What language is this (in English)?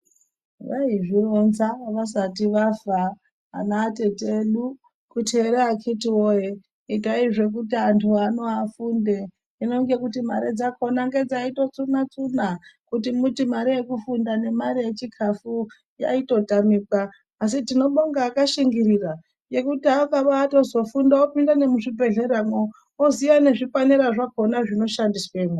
Ndau